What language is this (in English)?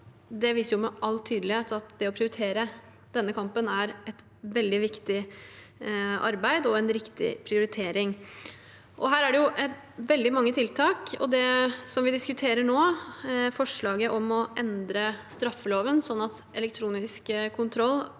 Norwegian